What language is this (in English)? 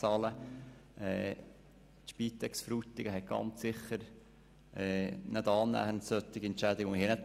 Swiss German